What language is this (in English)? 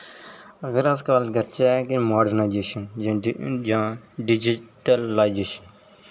Dogri